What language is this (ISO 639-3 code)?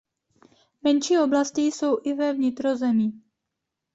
ces